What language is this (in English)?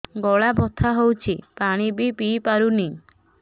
Odia